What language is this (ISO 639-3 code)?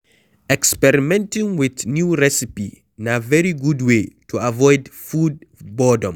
pcm